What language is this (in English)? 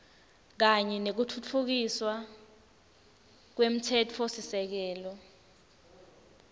Swati